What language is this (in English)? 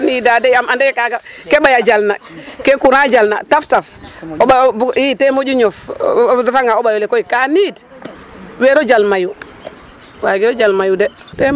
Serer